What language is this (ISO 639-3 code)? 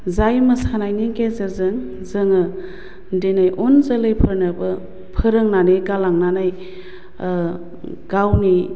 brx